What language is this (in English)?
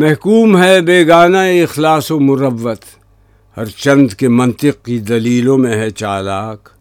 Urdu